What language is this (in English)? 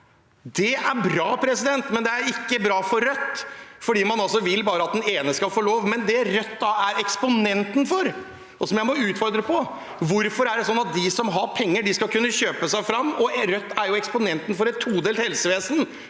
Norwegian